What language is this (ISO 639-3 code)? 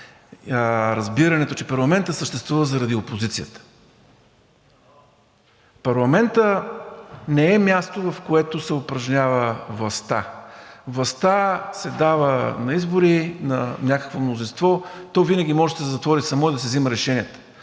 bul